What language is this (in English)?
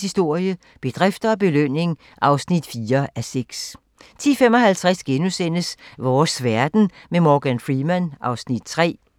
Danish